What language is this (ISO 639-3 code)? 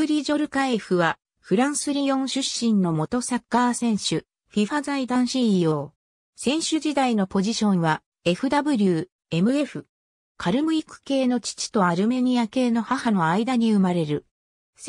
jpn